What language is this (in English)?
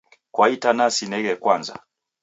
Taita